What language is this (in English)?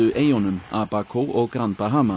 Icelandic